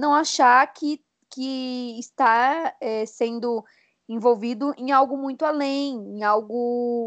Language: Portuguese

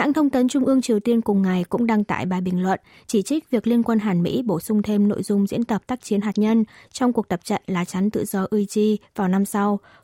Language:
Vietnamese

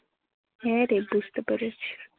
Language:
Bangla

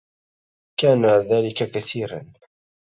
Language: Arabic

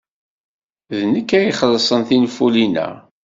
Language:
Kabyle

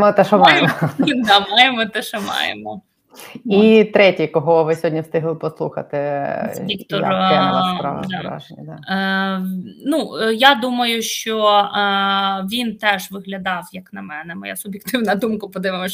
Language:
Ukrainian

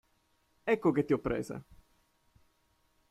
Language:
Italian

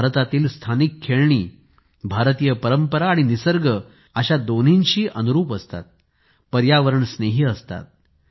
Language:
Marathi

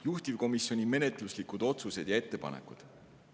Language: Estonian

